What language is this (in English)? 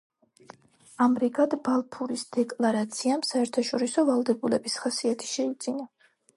Georgian